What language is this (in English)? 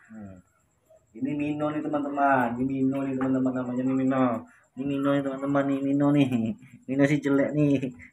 Indonesian